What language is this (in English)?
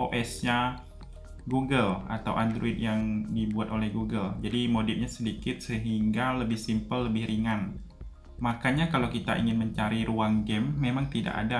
Indonesian